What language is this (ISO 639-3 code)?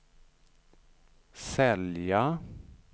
swe